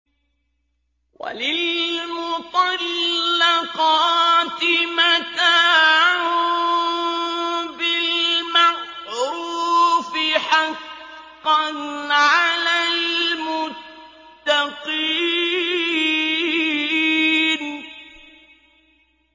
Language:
Arabic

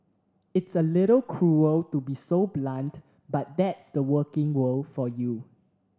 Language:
English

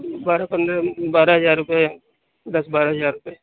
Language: Urdu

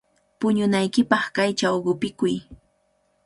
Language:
Cajatambo North Lima Quechua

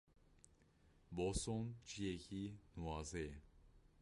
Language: Kurdish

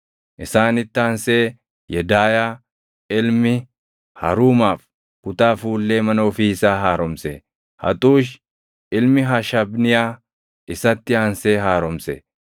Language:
Oromo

